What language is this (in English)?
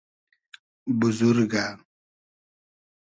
Hazaragi